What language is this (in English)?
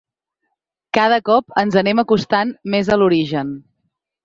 Catalan